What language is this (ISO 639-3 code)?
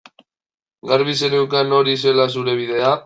eus